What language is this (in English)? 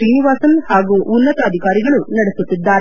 Kannada